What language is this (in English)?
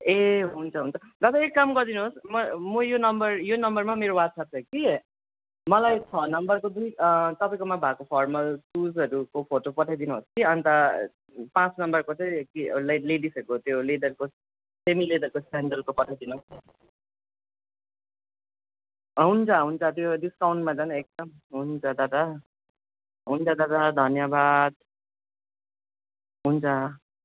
Nepali